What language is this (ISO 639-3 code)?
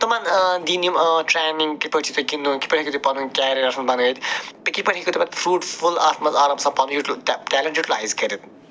kas